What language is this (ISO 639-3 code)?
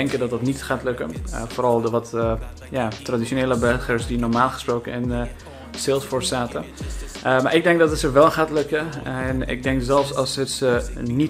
nld